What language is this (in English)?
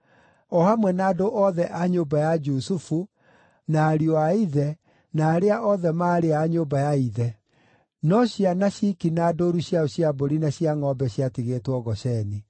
Kikuyu